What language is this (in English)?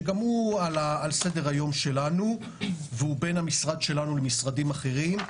Hebrew